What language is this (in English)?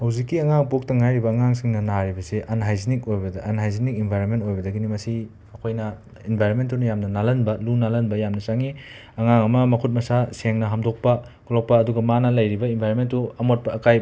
Manipuri